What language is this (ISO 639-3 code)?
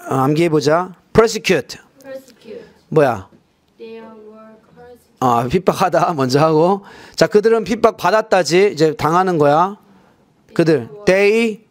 kor